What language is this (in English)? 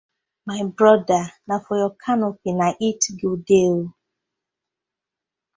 Nigerian Pidgin